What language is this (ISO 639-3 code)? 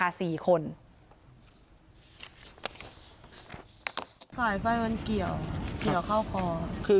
tha